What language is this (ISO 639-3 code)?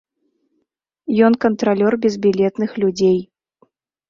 bel